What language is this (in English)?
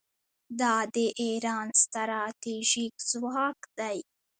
Pashto